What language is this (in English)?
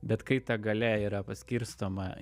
Lithuanian